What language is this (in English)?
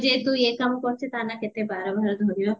Odia